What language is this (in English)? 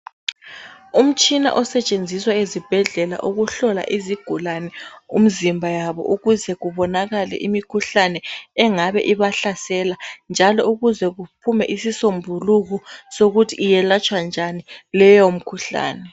North Ndebele